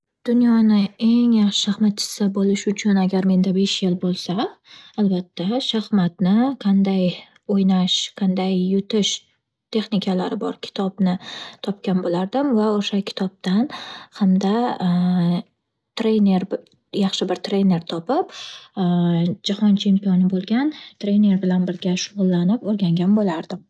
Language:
Uzbek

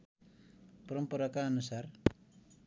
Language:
Nepali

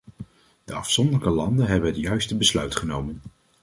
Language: Dutch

